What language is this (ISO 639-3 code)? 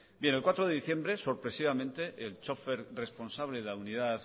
spa